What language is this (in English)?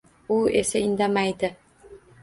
Uzbek